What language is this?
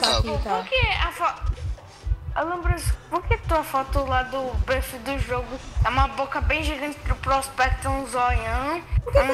Portuguese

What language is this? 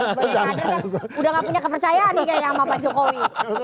Indonesian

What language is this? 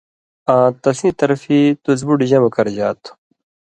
Indus Kohistani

